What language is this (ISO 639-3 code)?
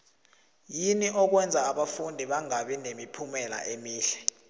nbl